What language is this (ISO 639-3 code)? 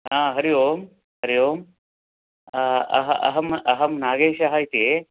san